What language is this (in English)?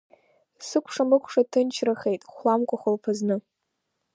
Abkhazian